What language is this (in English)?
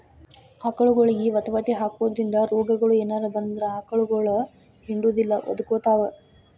Kannada